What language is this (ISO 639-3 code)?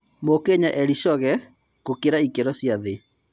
kik